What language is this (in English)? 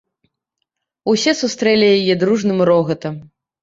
Belarusian